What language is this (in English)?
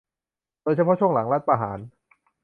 Thai